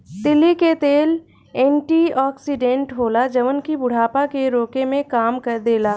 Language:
Bhojpuri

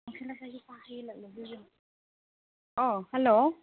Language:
Manipuri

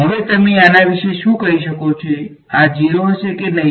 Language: Gujarati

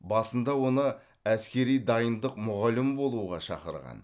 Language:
Kazakh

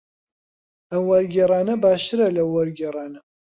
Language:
Central Kurdish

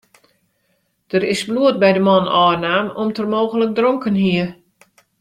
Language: Western Frisian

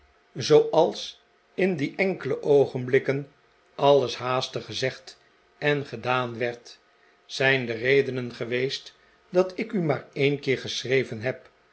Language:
Dutch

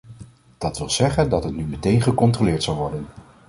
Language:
Dutch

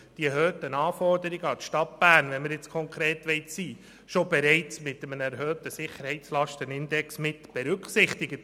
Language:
Swiss German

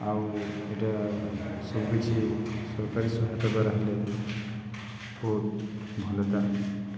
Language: Odia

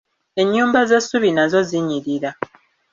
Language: Ganda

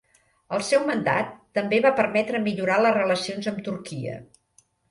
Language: Catalan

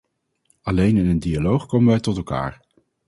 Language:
Dutch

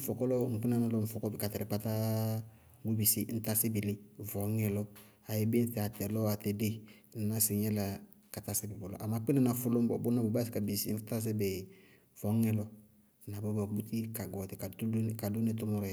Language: Bago-Kusuntu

